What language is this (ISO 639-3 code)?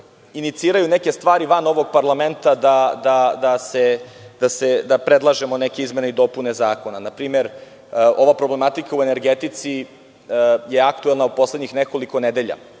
srp